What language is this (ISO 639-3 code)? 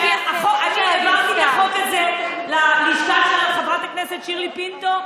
heb